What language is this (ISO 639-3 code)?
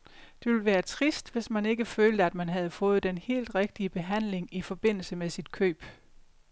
dan